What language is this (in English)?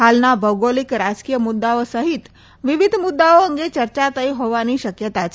Gujarati